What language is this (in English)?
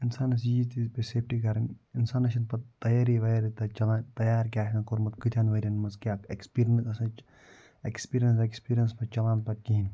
Kashmiri